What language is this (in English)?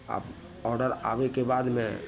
Maithili